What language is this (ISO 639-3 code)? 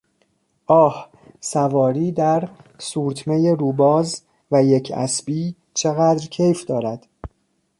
fas